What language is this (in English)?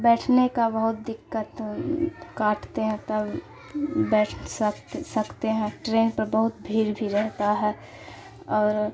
Urdu